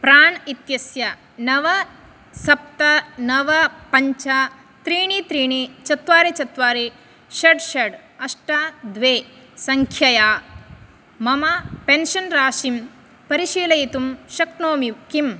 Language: Sanskrit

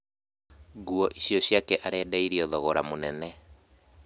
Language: Kikuyu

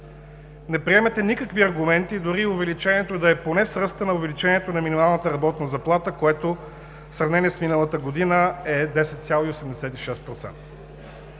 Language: Bulgarian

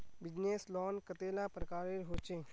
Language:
Magahi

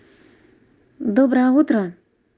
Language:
Russian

